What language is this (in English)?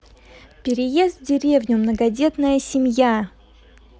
Russian